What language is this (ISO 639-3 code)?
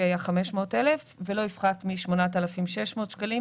heb